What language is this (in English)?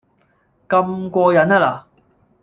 Cantonese